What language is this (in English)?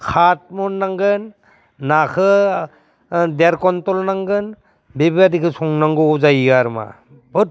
Bodo